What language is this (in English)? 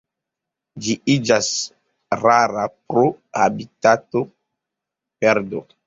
Esperanto